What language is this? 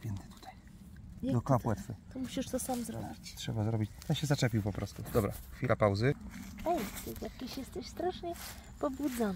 Polish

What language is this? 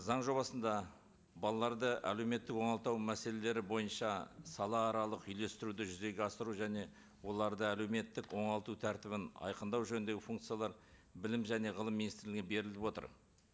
Kazakh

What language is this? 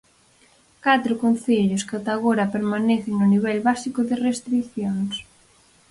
Galician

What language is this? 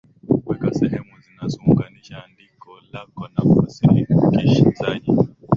Swahili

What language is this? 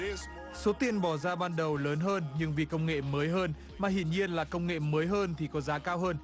Vietnamese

